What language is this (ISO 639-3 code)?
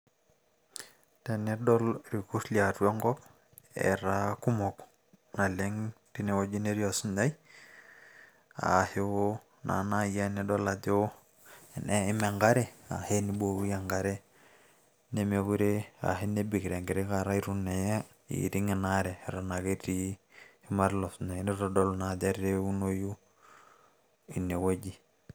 mas